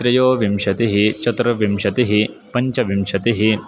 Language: Sanskrit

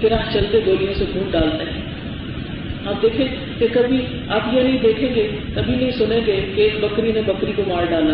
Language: Urdu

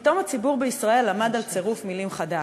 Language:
Hebrew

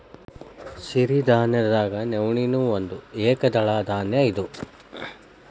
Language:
Kannada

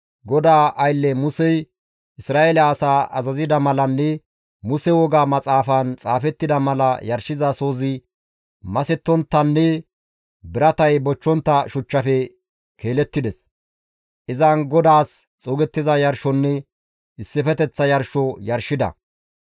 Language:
Gamo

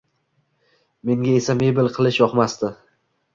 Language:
Uzbek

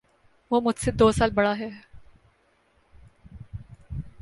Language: Urdu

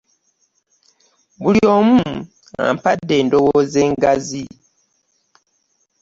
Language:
Ganda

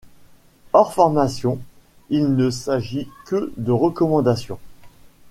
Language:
French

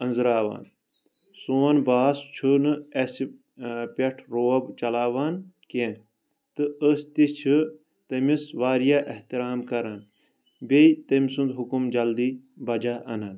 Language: Kashmiri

